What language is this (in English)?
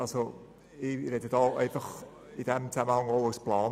Swiss German